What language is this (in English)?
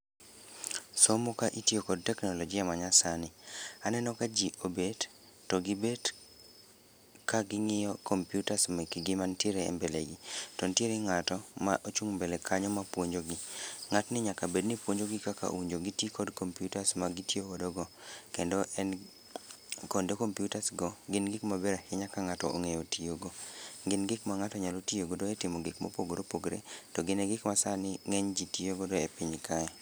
Luo (Kenya and Tanzania)